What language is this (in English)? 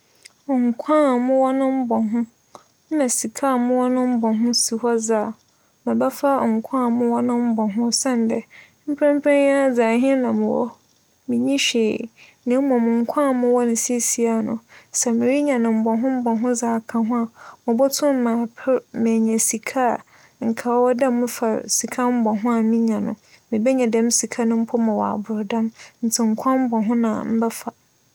Akan